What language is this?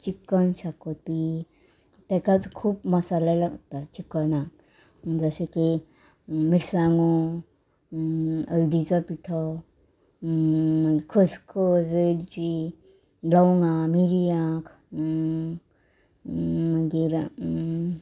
Konkani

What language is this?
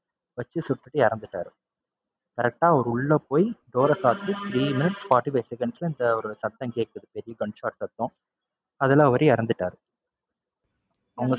Tamil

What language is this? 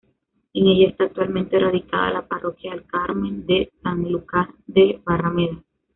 Spanish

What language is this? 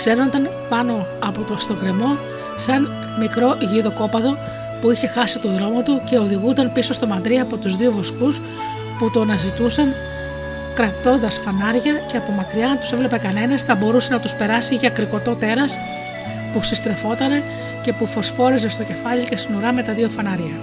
Greek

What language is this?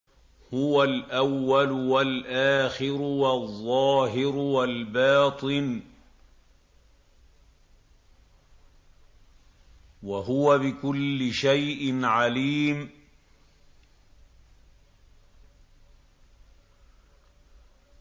Arabic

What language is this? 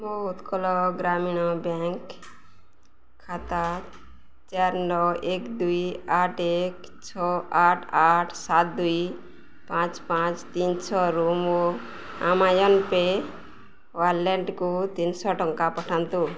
Odia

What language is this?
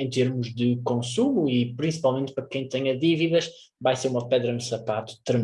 Portuguese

